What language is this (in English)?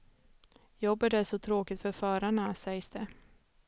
Swedish